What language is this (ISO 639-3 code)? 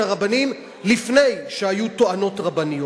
heb